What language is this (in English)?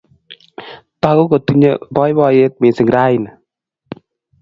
Kalenjin